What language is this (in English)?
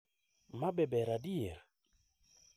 Luo (Kenya and Tanzania)